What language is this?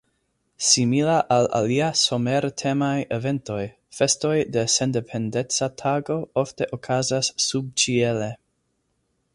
Esperanto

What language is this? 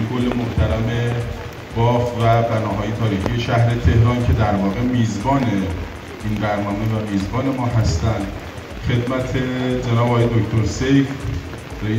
Persian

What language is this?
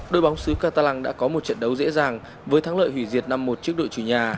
Vietnamese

